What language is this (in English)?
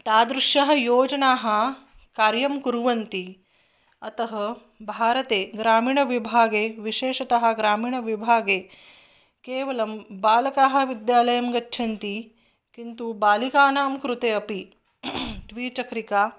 Sanskrit